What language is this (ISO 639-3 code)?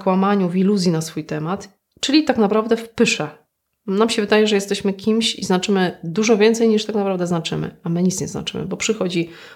pol